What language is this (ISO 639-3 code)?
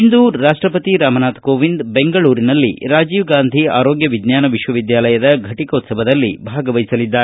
kan